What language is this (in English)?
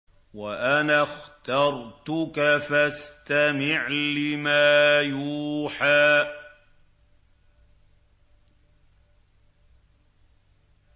Arabic